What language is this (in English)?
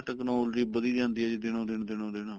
Punjabi